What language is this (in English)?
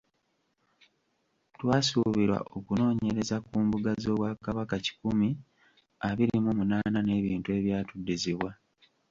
Ganda